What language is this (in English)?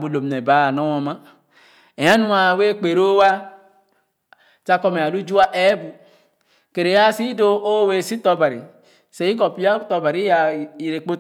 Khana